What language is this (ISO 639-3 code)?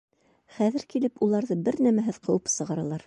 bak